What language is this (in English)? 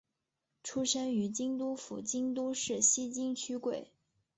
Chinese